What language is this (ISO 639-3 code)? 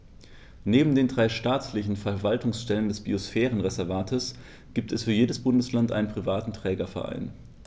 deu